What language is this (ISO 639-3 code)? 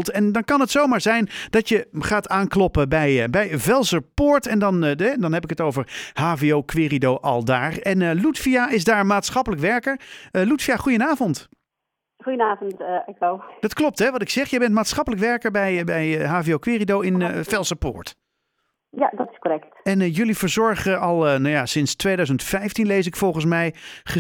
nld